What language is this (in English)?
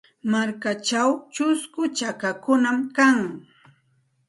Santa Ana de Tusi Pasco Quechua